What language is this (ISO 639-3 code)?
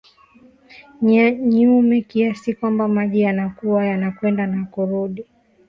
swa